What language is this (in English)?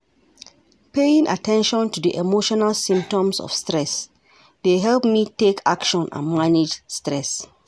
Nigerian Pidgin